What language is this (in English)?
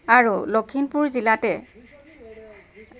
Assamese